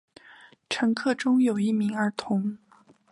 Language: Chinese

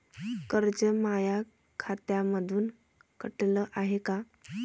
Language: Marathi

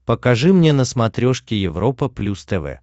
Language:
Russian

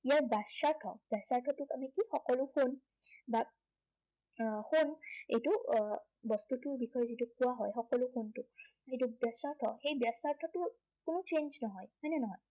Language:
Assamese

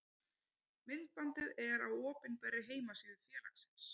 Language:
Icelandic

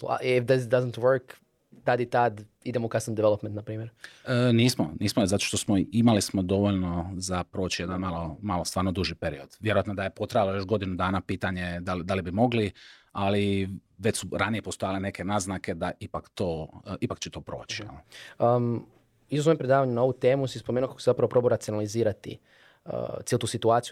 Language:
Croatian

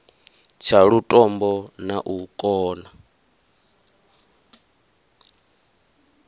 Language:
Venda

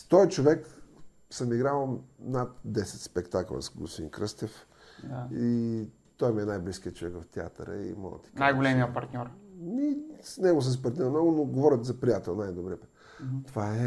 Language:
Bulgarian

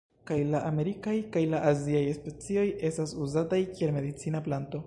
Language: Esperanto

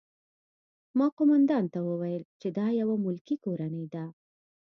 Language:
Pashto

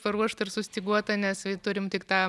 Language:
Lithuanian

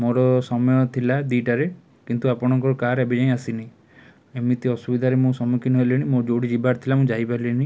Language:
Odia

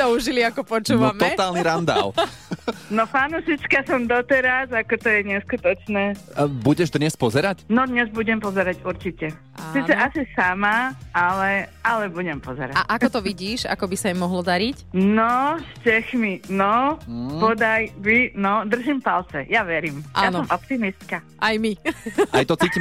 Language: Slovak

